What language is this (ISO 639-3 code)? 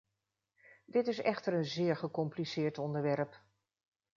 nld